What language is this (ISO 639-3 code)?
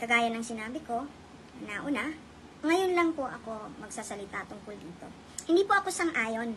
fil